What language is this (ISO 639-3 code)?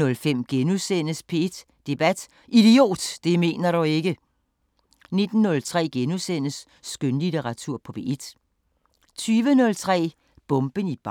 dan